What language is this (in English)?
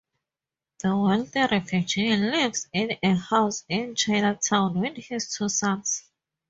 English